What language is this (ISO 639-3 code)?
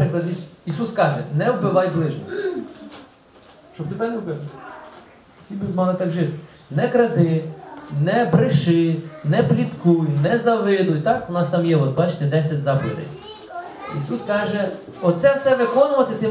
ukr